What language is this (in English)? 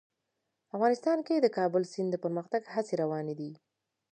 Pashto